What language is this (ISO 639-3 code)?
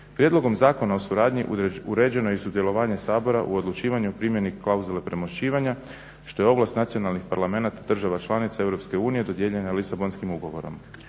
hrv